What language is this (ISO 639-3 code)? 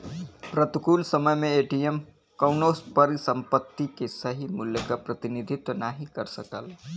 bho